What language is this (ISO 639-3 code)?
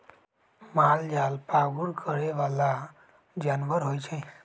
mag